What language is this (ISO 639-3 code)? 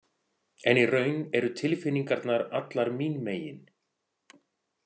isl